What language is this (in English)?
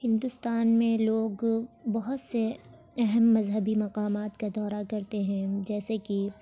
Urdu